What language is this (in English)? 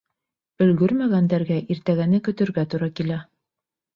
Bashkir